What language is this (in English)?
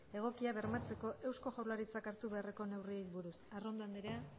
Basque